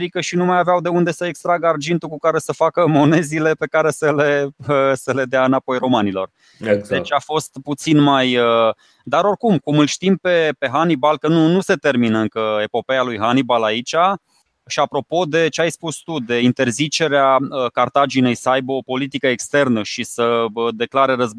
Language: Romanian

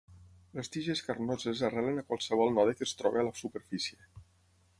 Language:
Catalan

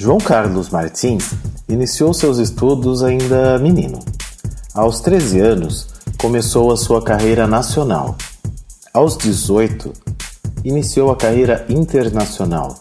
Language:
Portuguese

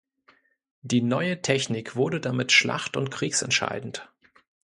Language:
German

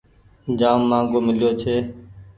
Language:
Goaria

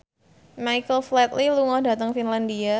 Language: Javanese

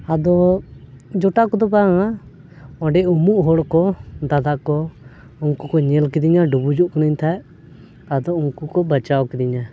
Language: Santali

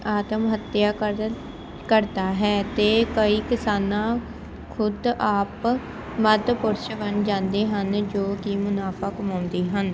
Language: Punjabi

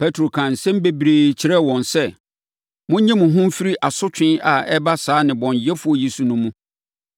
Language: Akan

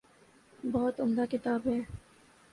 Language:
Urdu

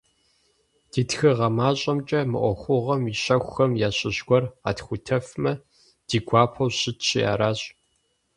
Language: Kabardian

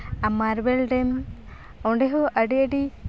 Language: Santali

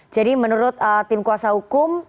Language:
Indonesian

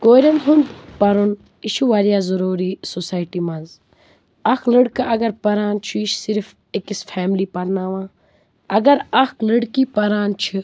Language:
Kashmiri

